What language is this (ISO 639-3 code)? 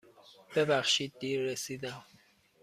fas